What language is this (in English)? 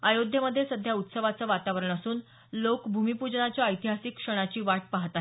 Marathi